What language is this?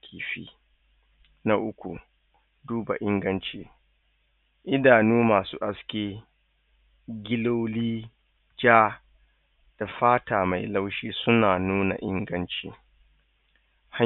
Hausa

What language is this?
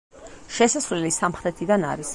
Georgian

